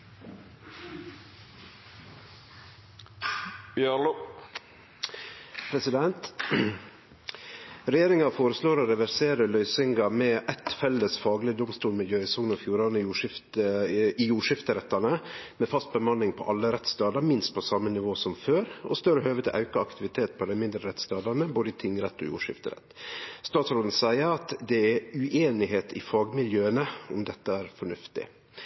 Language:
Norwegian Nynorsk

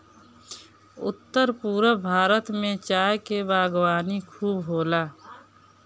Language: Bhojpuri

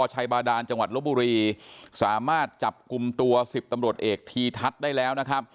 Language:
Thai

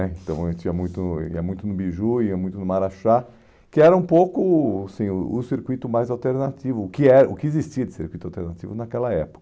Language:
Portuguese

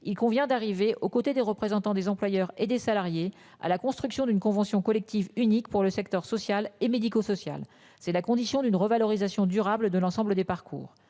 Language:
French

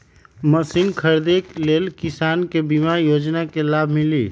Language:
Magahi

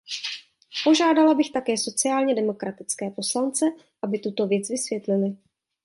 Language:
Czech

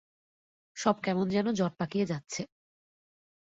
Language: Bangla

